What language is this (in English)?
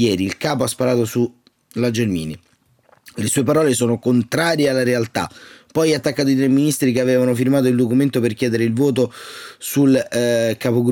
Italian